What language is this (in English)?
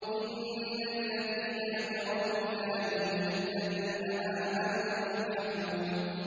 Arabic